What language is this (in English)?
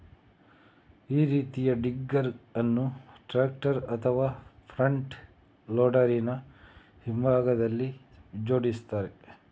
Kannada